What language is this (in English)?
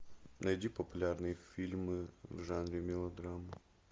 Russian